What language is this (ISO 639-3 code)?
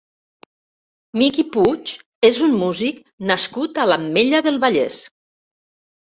cat